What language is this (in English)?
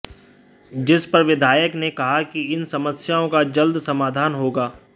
Hindi